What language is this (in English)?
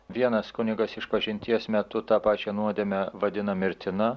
Lithuanian